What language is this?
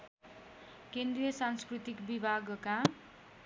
Nepali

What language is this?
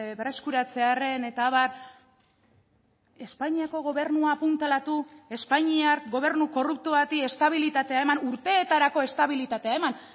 Basque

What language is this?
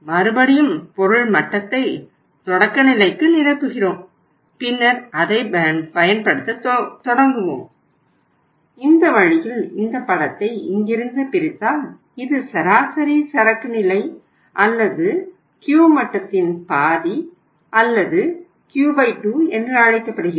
Tamil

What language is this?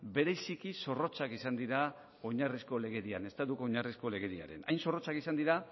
Basque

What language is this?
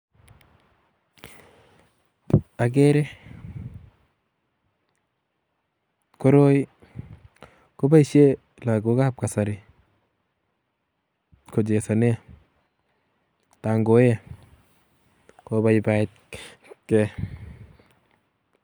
Kalenjin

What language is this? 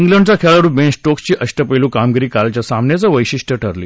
Marathi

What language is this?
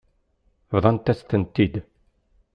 Kabyle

